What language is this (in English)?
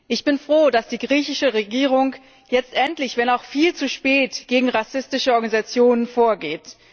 German